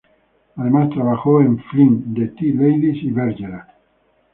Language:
Spanish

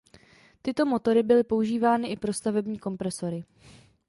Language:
Czech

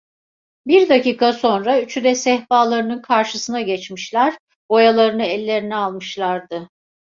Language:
Turkish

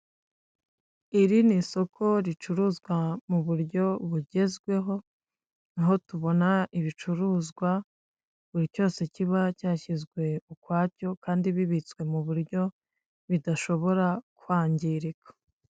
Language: Kinyarwanda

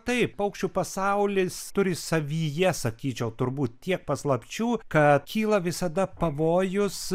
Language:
Lithuanian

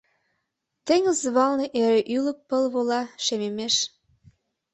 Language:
Mari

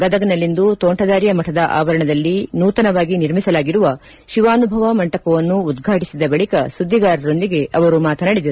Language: Kannada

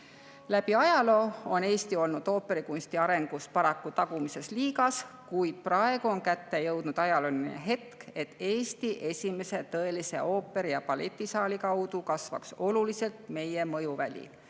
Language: Estonian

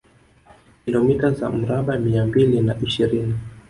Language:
Swahili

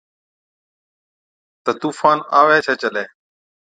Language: Od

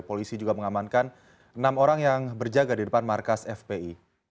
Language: Indonesian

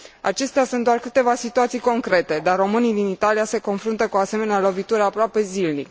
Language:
Romanian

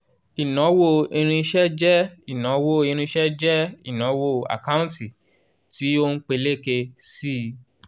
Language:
Yoruba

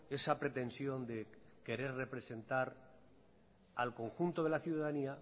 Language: Spanish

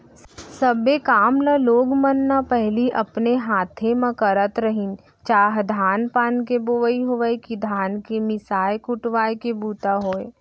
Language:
Chhattisgarhi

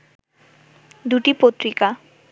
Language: Bangla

